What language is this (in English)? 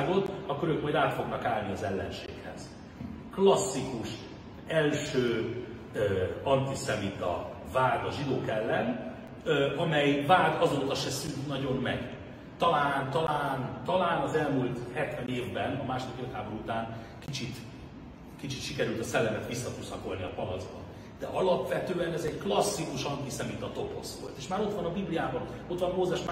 Hungarian